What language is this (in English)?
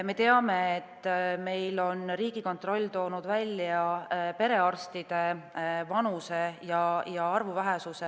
Estonian